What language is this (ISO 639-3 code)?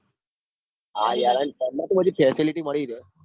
guj